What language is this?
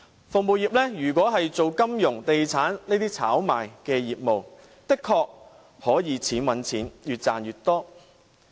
Cantonese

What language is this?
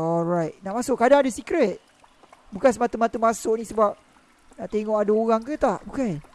Malay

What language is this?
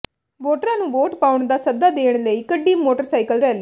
Punjabi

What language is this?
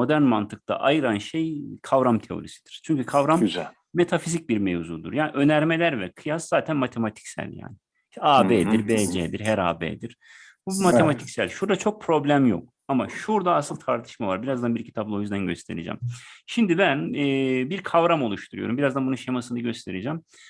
Turkish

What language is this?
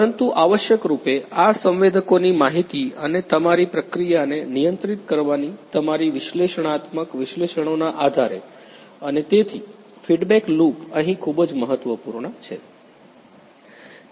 Gujarati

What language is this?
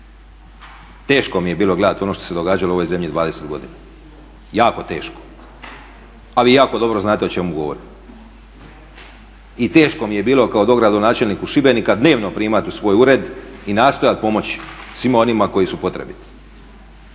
Croatian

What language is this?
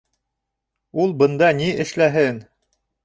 Bashkir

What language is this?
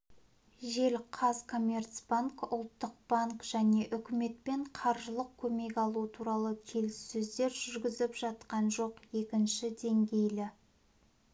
Kazakh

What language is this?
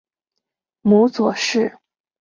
Chinese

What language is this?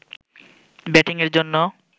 Bangla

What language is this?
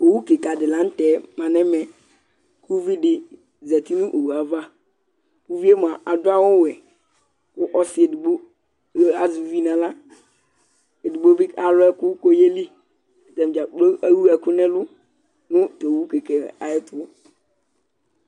Ikposo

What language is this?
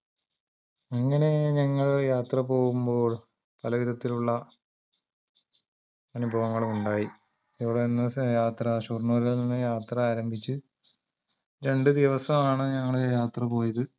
Malayalam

